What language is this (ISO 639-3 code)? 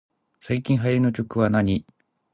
jpn